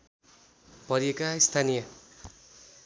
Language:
Nepali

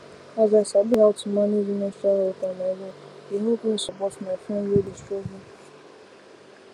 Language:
Nigerian Pidgin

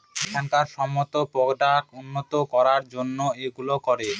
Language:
Bangla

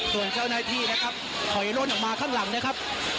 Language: Thai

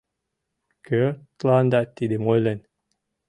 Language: Mari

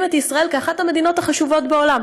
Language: Hebrew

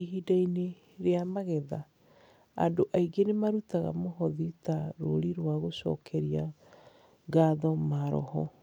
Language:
Kikuyu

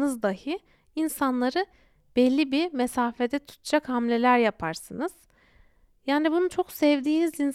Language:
Turkish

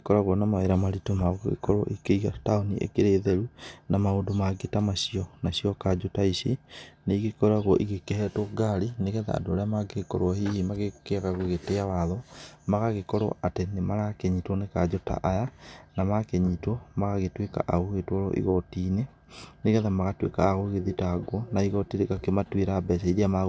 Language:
Kikuyu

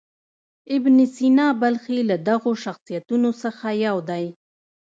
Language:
Pashto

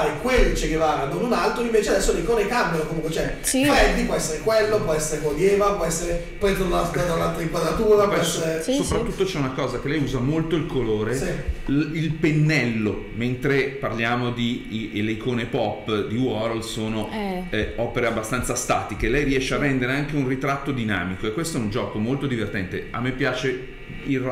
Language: Italian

